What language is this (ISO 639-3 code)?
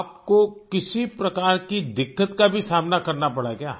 hin